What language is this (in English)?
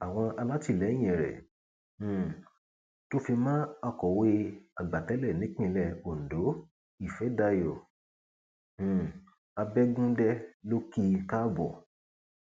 Yoruba